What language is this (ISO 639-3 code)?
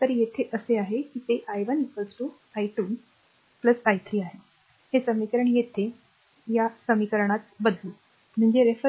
mar